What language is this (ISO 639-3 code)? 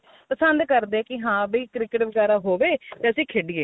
pan